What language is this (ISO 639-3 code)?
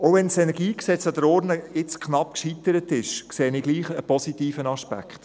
gsw